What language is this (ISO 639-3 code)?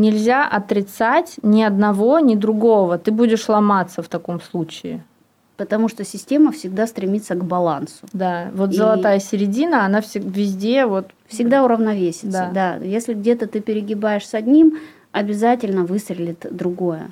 rus